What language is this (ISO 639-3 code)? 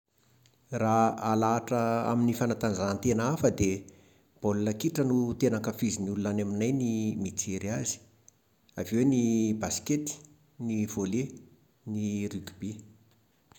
mlg